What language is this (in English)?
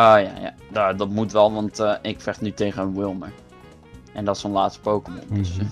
Dutch